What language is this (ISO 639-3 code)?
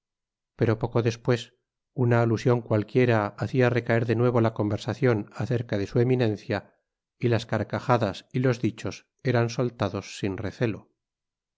spa